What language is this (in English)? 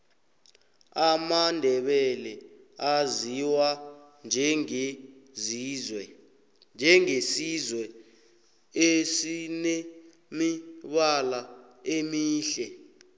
South Ndebele